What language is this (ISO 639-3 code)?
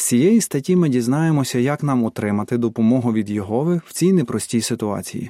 ukr